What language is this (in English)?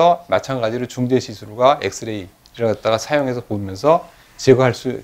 Korean